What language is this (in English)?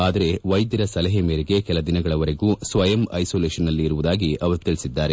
Kannada